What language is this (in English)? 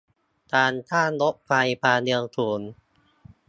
Thai